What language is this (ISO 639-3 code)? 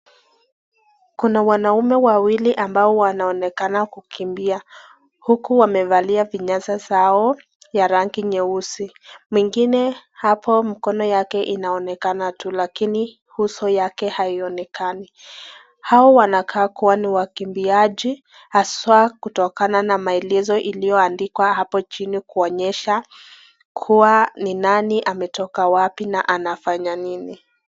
swa